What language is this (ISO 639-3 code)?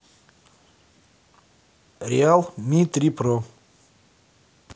rus